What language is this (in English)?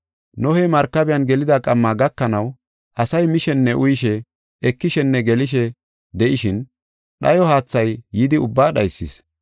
Gofa